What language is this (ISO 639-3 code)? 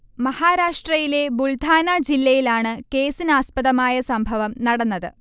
mal